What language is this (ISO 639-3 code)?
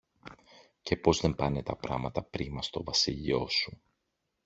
ell